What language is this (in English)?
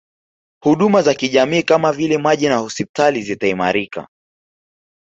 Swahili